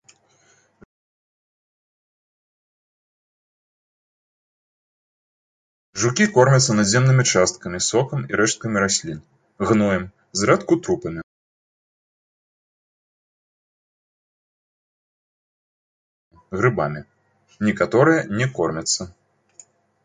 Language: Belarusian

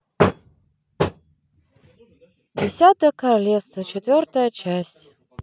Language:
Russian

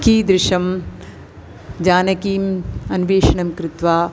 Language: Sanskrit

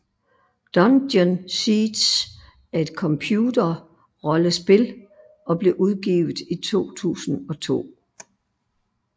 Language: Danish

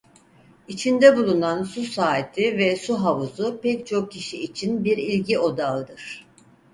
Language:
Turkish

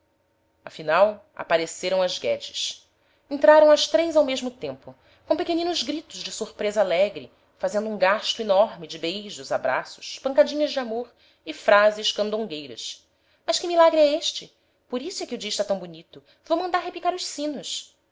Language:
Portuguese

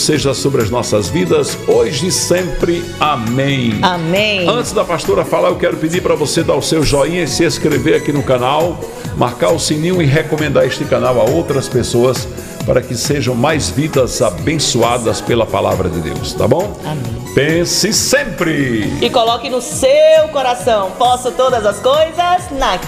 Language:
Portuguese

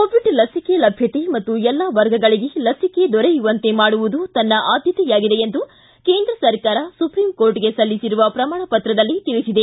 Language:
Kannada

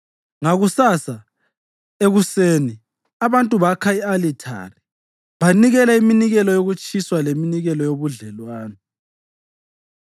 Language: North Ndebele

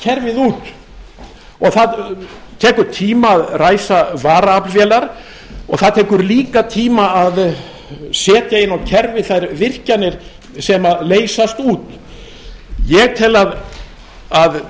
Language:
Icelandic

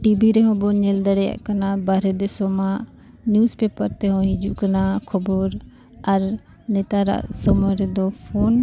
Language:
Santali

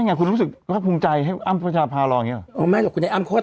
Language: Thai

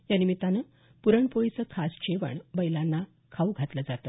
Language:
Marathi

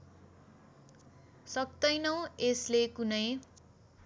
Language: Nepali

